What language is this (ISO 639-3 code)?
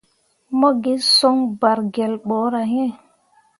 mua